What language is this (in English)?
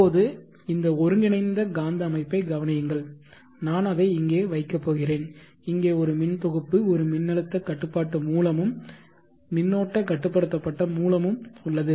Tamil